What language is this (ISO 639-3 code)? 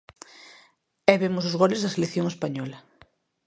glg